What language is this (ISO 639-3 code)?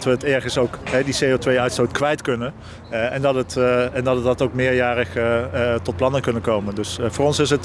nld